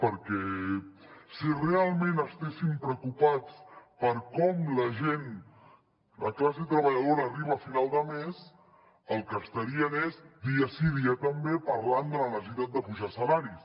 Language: Catalan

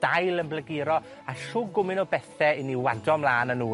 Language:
Welsh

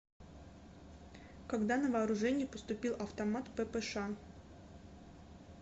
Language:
Russian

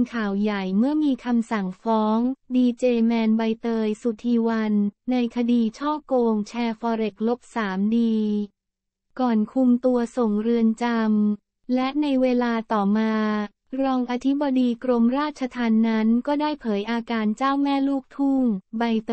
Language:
Thai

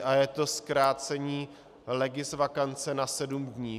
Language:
Czech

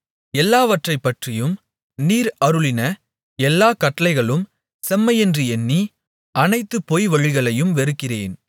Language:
Tamil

